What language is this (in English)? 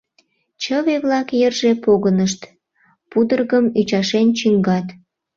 Mari